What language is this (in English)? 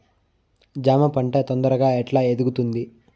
Telugu